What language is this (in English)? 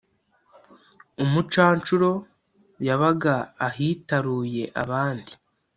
Kinyarwanda